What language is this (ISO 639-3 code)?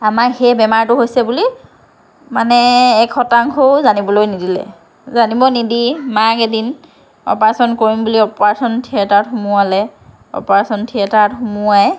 asm